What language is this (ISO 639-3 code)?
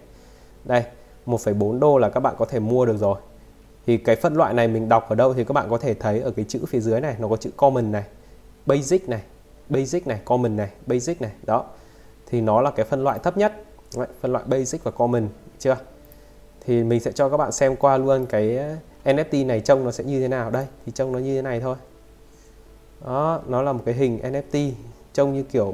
vie